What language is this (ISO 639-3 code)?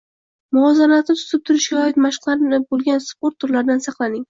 uzb